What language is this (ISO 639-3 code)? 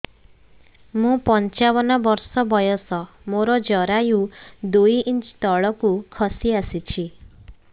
ori